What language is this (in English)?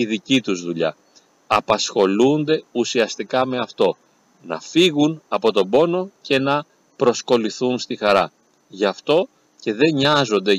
Greek